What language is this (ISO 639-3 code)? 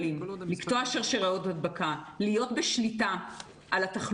heb